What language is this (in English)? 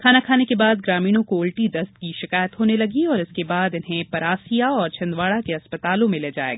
Hindi